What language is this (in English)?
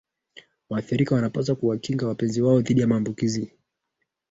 Swahili